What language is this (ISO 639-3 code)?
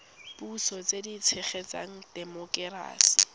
tsn